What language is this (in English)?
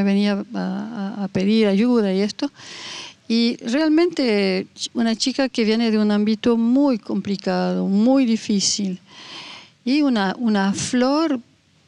Spanish